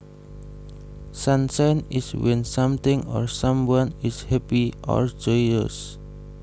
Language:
Javanese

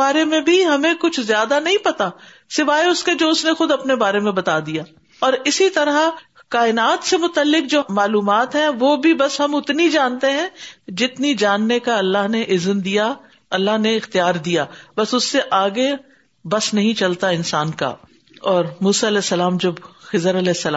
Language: Urdu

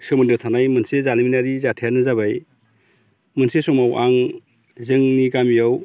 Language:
Bodo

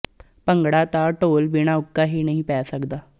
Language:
Punjabi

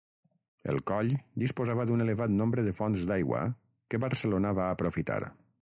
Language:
Catalan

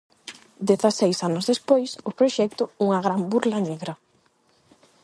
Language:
Galician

